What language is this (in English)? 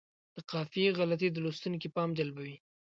Pashto